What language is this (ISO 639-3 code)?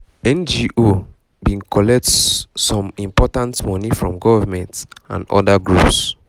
pcm